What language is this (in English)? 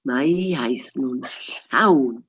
Welsh